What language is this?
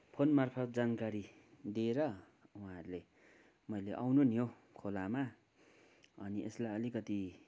Nepali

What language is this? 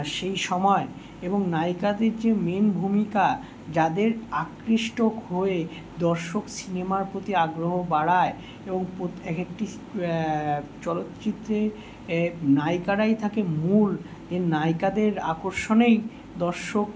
Bangla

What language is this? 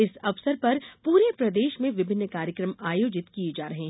Hindi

